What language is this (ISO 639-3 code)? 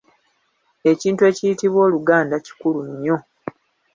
lug